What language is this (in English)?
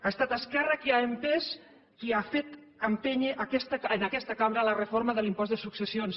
Catalan